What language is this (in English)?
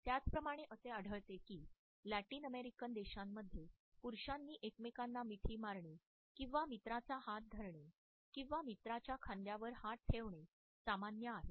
Marathi